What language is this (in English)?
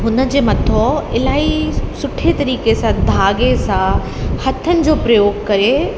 Sindhi